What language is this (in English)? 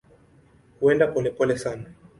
Swahili